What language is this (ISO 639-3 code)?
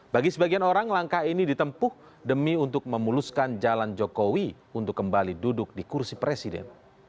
ind